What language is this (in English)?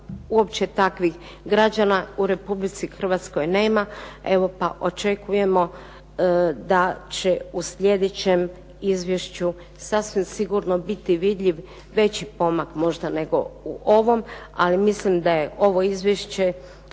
Croatian